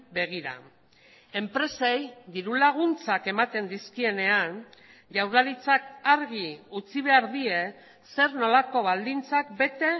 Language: Basque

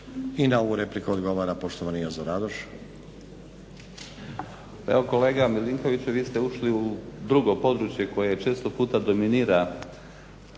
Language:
Croatian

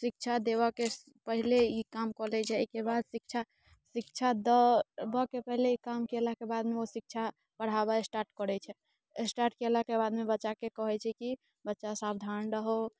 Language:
Maithili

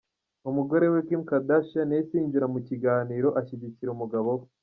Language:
Kinyarwanda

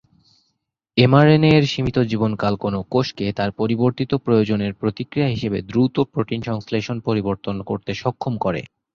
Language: Bangla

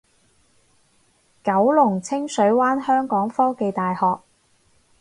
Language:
Cantonese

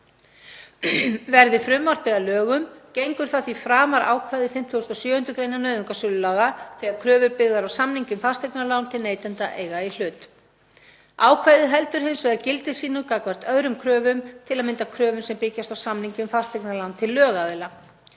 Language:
Icelandic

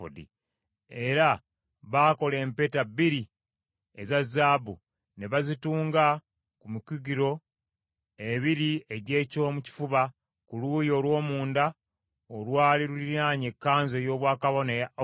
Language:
Ganda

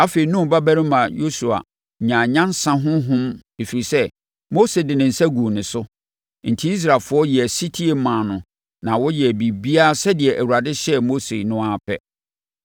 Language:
Akan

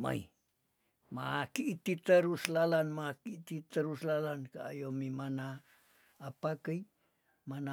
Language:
Tondano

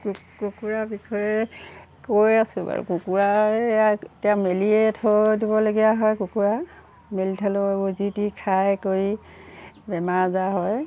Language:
Assamese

